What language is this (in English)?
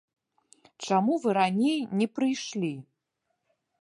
Belarusian